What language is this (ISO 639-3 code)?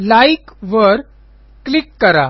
mar